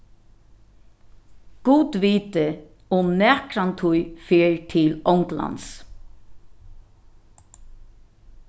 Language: Faroese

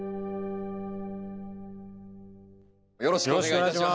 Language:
Japanese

